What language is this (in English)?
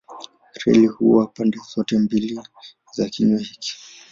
Swahili